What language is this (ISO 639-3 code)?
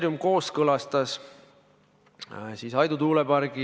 est